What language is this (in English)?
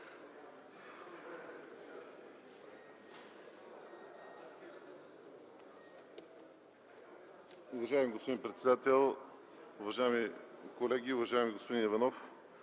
Bulgarian